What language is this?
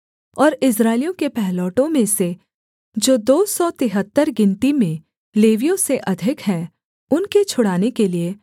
Hindi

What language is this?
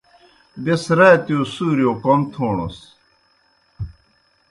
Kohistani Shina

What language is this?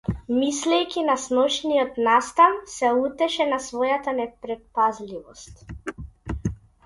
Macedonian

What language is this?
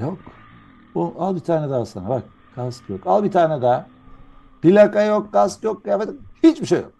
Turkish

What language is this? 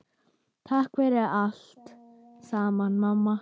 Icelandic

